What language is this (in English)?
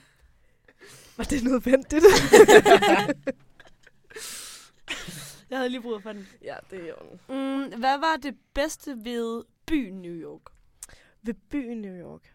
Danish